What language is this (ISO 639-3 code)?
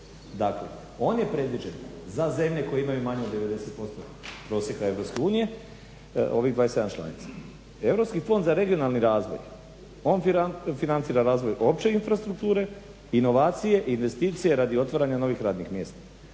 hrv